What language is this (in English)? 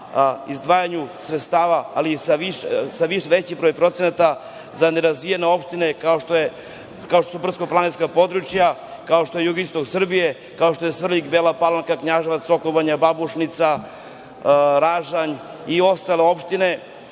Serbian